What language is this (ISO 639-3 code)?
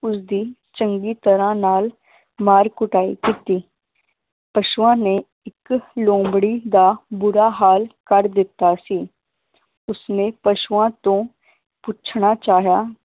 pan